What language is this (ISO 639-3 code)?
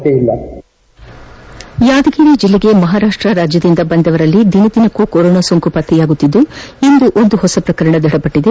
kan